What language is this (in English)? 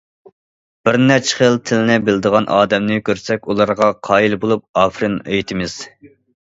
Uyghur